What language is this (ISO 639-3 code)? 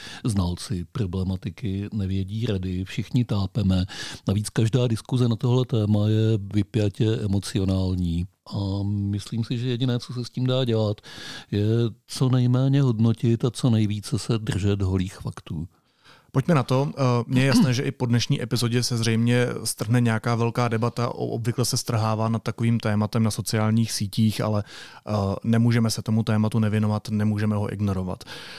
ces